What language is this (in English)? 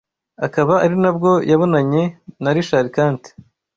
Kinyarwanda